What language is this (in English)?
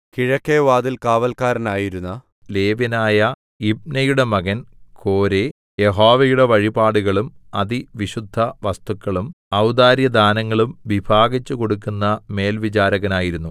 Malayalam